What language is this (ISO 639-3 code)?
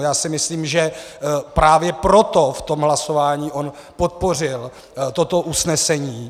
ces